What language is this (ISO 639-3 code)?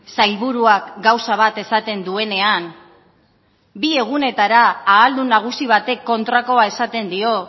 eus